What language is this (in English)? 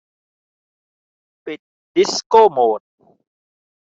Thai